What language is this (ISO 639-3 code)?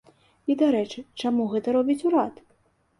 bel